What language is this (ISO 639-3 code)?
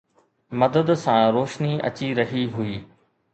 snd